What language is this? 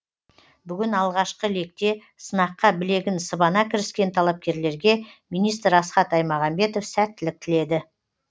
Kazakh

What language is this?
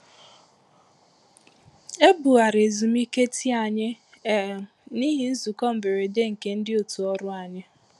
Igbo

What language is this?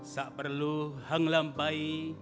Indonesian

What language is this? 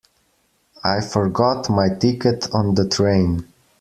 English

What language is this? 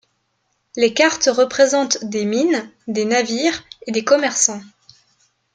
French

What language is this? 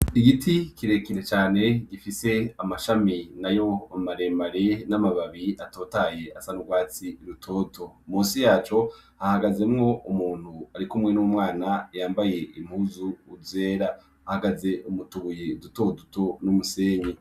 Rundi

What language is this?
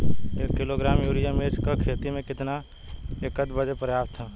Bhojpuri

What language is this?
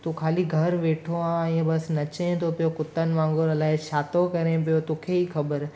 Sindhi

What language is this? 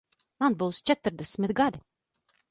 Latvian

